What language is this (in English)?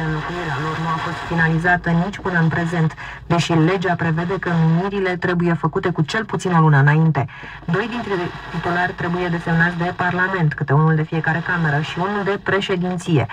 Romanian